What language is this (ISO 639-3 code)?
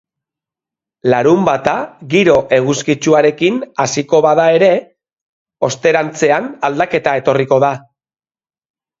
eus